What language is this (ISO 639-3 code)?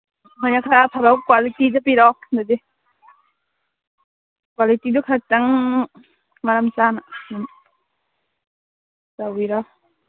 mni